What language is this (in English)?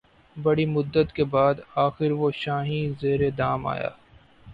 Urdu